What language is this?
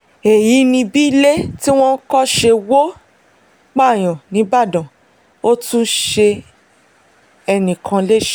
Yoruba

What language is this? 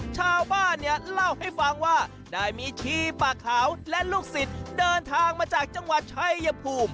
Thai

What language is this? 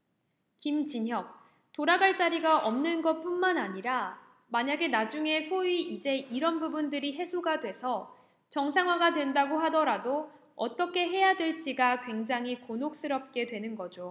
Korean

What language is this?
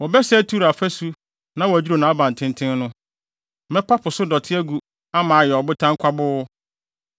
Akan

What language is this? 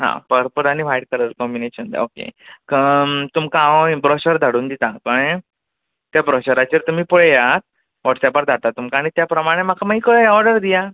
Konkani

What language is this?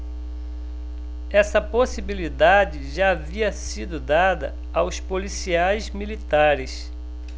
Portuguese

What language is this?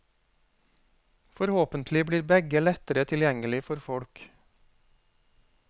Norwegian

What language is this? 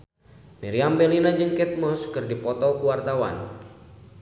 Sundanese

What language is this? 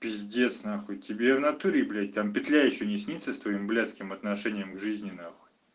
Russian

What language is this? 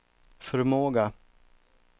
Swedish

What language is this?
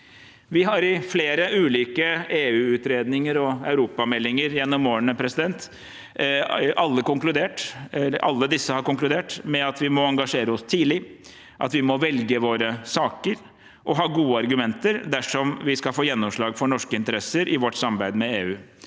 Norwegian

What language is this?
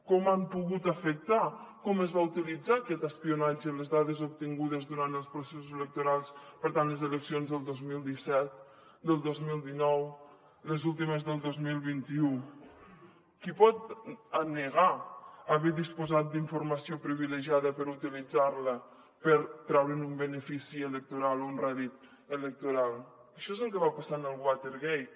Catalan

